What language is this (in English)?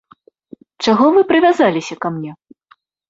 Belarusian